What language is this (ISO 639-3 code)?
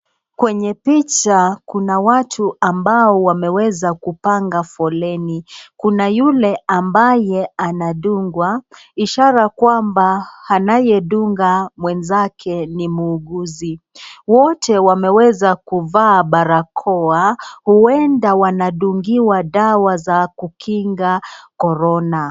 swa